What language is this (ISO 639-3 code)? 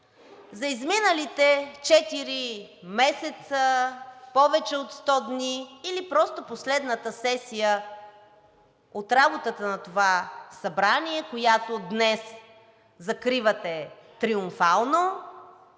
bul